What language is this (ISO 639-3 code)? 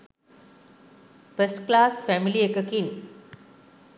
sin